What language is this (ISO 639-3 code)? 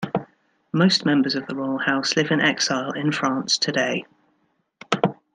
eng